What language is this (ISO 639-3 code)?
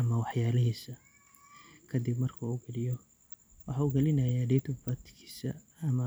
som